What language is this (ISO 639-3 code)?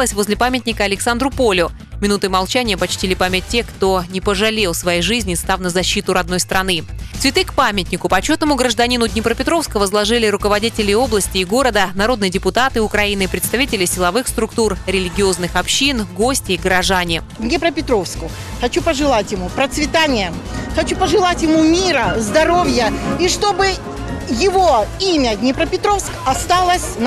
rus